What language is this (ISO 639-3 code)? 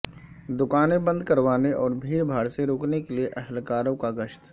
urd